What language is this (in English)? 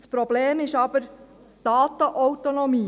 Swiss German